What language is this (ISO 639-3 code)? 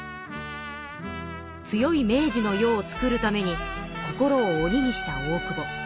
jpn